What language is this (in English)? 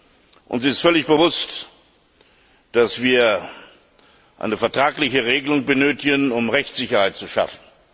German